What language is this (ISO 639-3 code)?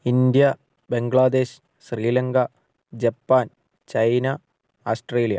mal